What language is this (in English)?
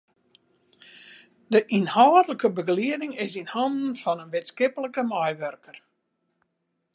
Western Frisian